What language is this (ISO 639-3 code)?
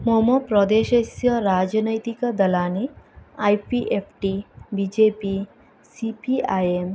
san